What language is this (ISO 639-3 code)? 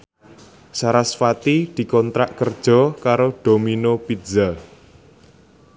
jav